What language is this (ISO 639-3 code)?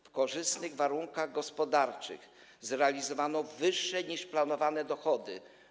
pol